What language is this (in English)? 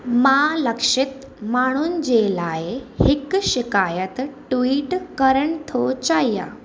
Sindhi